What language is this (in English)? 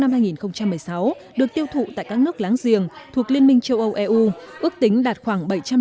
Vietnamese